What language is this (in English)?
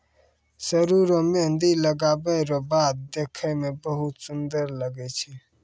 Maithili